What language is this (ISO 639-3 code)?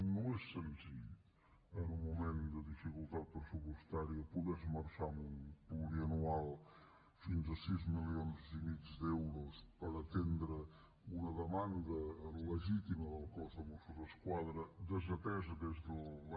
cat